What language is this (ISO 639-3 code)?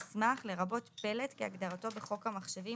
heb